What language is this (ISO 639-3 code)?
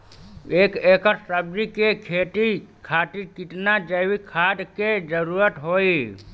bho